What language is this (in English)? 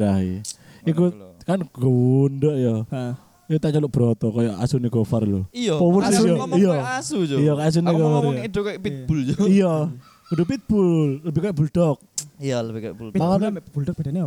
Indonesian